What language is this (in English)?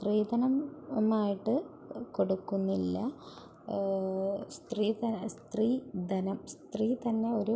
Malayalam